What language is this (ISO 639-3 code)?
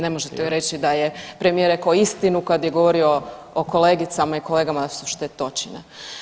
hrv